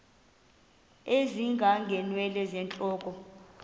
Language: Xhosa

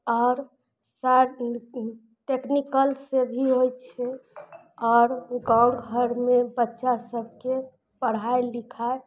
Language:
Maithili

